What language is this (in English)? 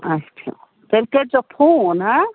Kashmiri